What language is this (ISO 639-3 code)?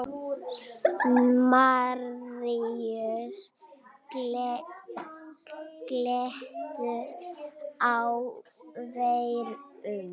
isl